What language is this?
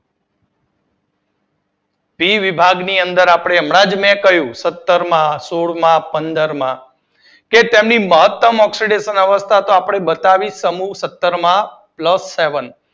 Gujarati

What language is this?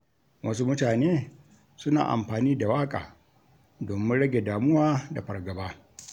Hausa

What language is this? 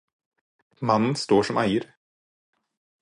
Norwegian Bokmål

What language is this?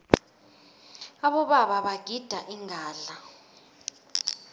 South Ndebele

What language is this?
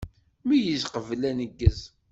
Kabyle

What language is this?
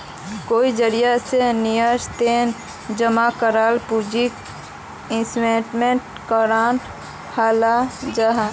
Magahi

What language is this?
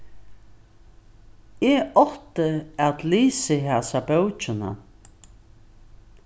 Faroese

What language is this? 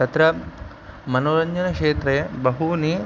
Sanskrit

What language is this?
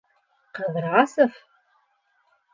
Bashkir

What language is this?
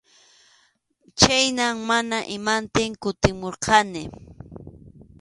Arequipa-La Unión Quechua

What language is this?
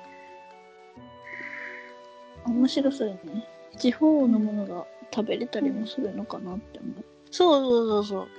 Japanese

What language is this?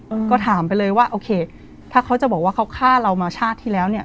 Thai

